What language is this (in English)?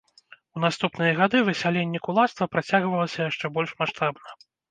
Belarusian